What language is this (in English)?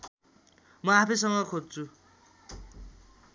Nepali